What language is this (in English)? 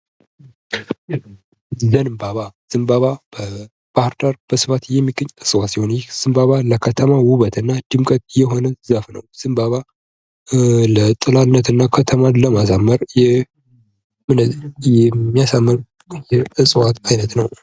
Amharic